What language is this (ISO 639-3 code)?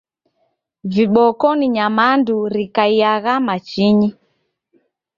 dav